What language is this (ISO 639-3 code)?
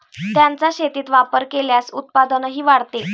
mar